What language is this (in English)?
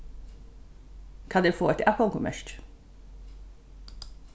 Faroese